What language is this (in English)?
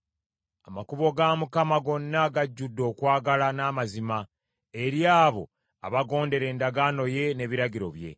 Ganda